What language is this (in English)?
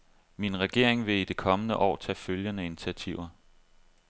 Danish